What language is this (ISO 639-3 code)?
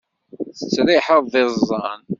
kab